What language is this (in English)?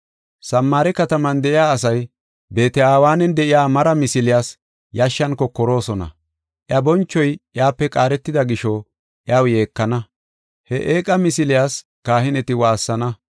Gofa